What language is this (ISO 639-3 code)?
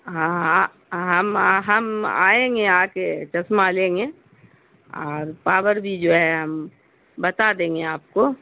urd